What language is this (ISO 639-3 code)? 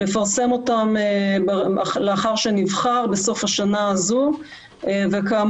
heb